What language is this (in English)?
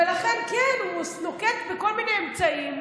Hebrew